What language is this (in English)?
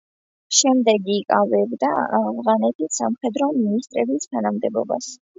Georgian